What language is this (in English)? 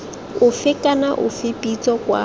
Tswana